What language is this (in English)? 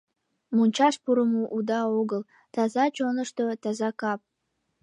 Mari